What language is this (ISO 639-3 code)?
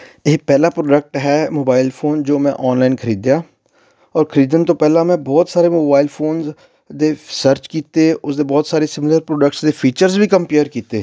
pan